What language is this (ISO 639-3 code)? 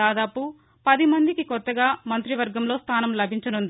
tel